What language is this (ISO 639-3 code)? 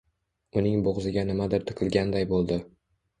uzb